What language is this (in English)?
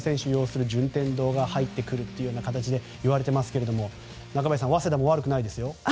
Japanese